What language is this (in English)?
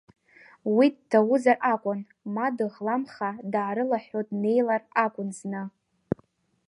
Abkhazian